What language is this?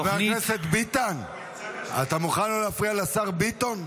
Hebrew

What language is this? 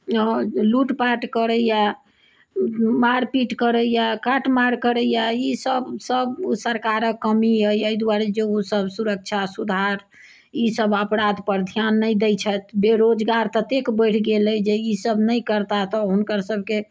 Maithili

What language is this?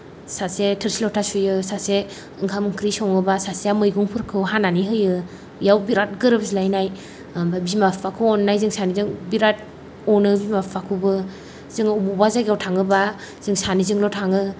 Bodo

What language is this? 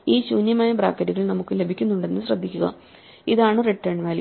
Malayalam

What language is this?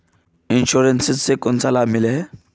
Magahi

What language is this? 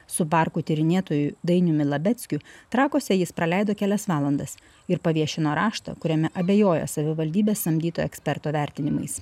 Lithuanian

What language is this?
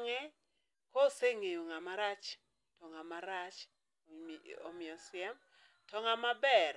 Luo (Kenya and Tanzania)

